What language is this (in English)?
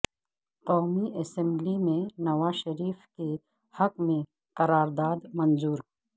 Urdu